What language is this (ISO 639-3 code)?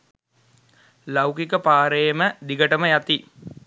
sin